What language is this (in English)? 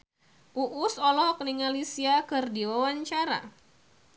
Sundanese